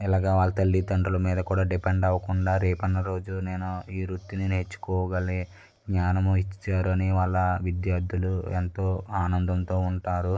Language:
Telugu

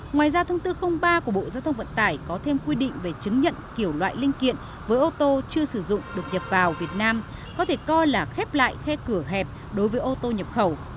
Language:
Vietnamese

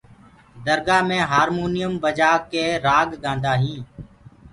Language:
Gurgula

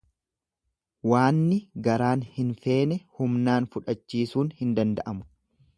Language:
Oromo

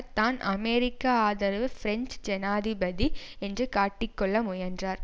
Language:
Tamil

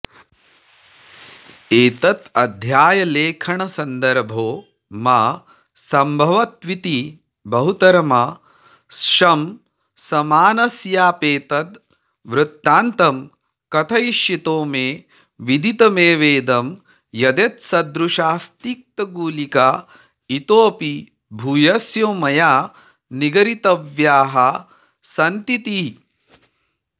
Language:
Sanskrit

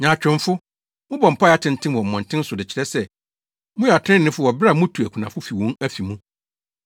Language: Akan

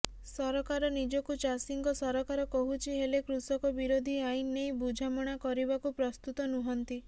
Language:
Odia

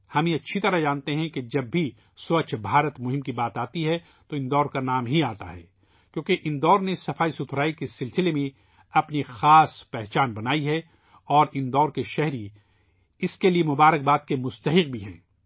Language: Urdu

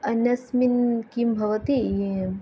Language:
Sanskrit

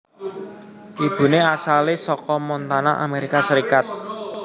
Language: Javanese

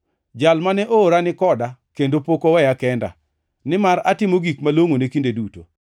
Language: Luo (Kenya and Tanzania)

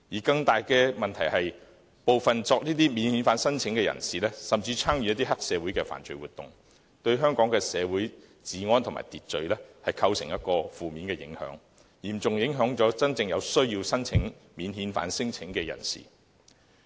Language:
Cantonese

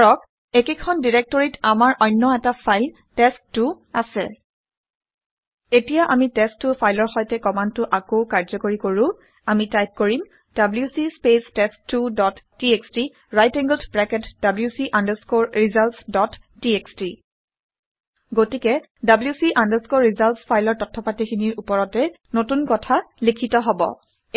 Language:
Assamese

